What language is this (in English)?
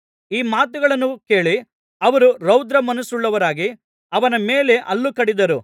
Kannada